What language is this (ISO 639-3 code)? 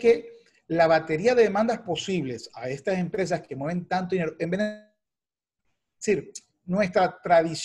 spa